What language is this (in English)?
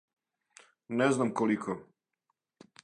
Serbian